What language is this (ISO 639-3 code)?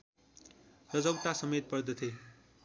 nep